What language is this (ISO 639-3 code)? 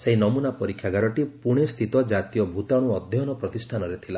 ori